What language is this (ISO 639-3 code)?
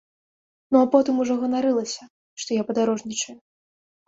bel